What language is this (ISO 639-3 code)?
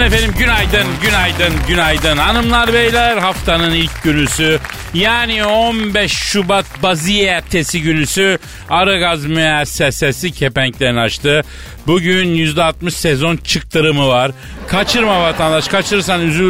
tur